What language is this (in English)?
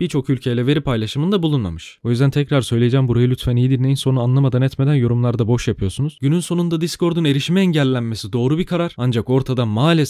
Turkish